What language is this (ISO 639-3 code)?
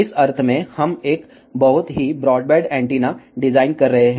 hin